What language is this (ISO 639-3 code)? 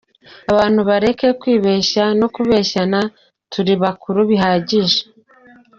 kin